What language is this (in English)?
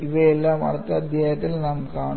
Malayalam